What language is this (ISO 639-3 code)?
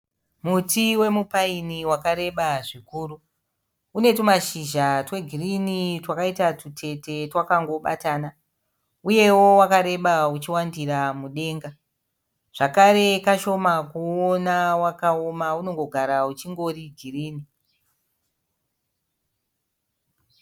sna